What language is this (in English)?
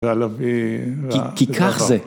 Hebrew